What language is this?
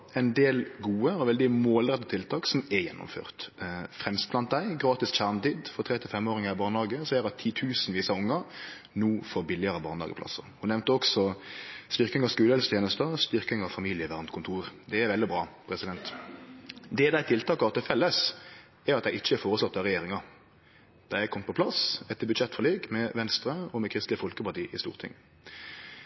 Norwegian Nynorsk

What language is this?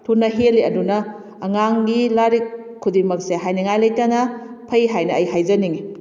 Manipuri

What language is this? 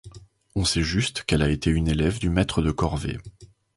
French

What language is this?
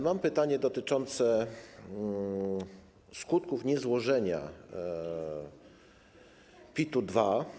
Polish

